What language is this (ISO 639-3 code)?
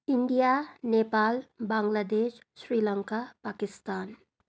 nep